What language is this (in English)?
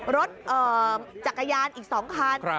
Thai